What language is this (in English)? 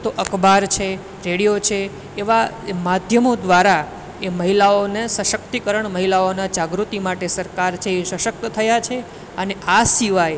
Gujarati